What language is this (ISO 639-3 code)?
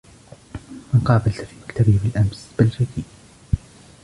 ara